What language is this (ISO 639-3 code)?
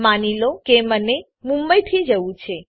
guj